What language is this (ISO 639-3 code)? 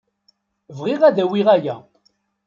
kab